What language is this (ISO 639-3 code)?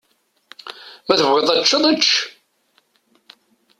kab